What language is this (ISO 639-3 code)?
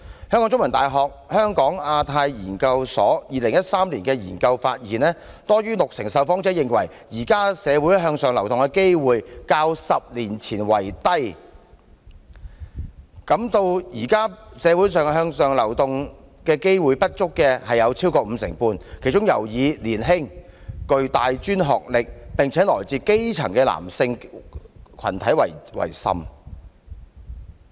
yue